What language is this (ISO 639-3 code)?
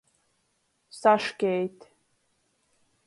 ltg